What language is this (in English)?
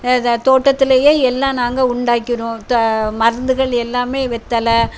Tamil